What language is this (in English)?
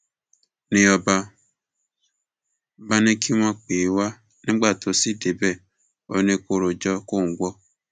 Yoruba